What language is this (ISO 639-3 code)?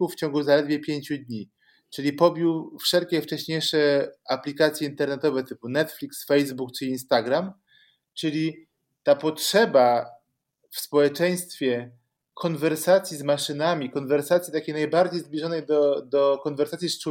pol